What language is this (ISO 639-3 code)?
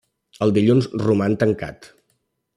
cat